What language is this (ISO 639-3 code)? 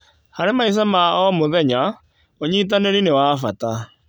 kik